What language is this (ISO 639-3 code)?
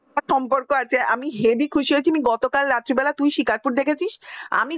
ben